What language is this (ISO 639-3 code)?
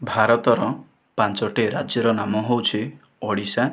ori